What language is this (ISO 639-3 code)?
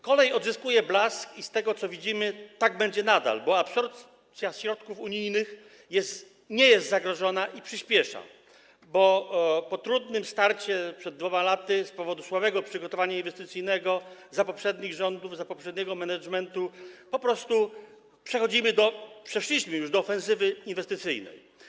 pol